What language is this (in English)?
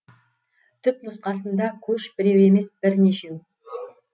Kazakh